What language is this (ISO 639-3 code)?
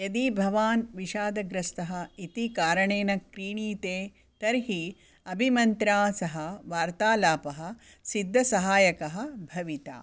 san